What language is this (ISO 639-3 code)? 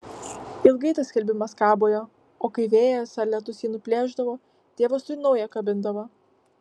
lit